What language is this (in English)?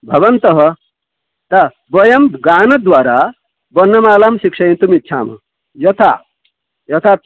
Sanskrit